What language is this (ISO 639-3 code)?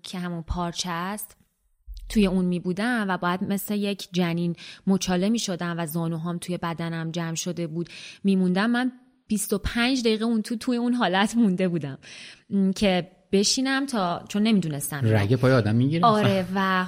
fas